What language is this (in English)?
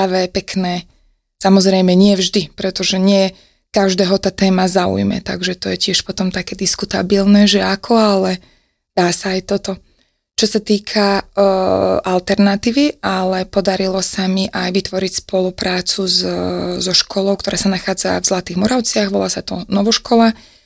Slovak